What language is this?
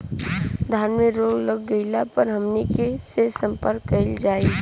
Bhojpuri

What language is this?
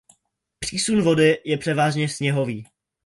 Czech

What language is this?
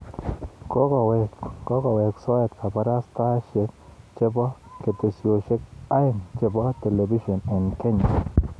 Kalenjin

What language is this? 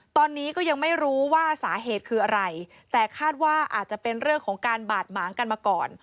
Thai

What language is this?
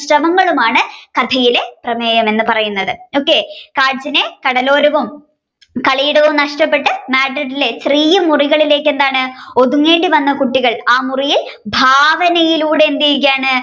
Malayalam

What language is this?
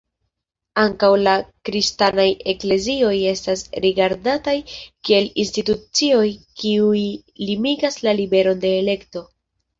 Esperanto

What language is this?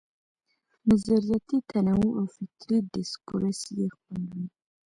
Pashto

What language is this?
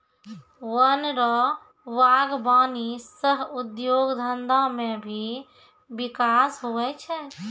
Maithili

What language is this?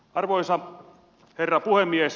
Finnish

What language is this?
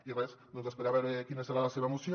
Catalan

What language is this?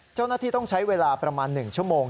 Thai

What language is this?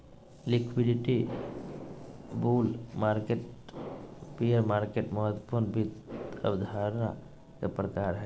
Magahi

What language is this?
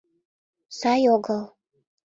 Mari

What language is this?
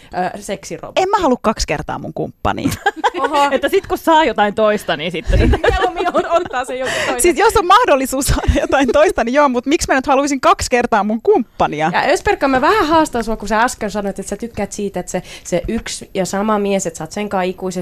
Finnish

